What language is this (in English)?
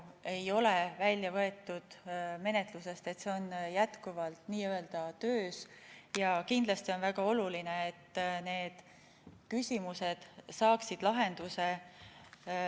Estonian